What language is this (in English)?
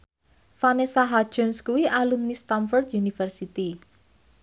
Javanese